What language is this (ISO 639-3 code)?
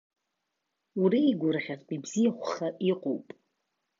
abk